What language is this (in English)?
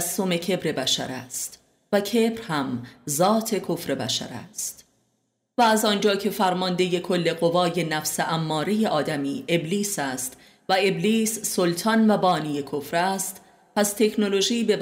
Persian